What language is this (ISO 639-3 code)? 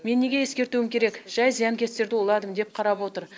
kaz